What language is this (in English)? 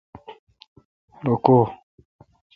Kalkoti